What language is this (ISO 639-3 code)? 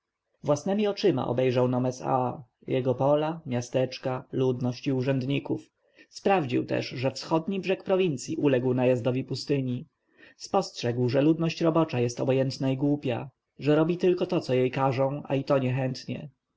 pol